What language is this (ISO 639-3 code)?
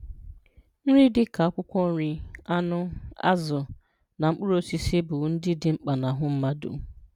ibo